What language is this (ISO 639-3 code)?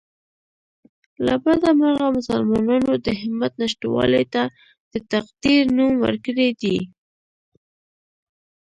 pus